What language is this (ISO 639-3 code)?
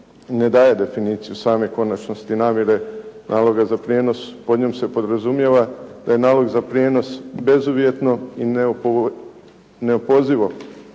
hrv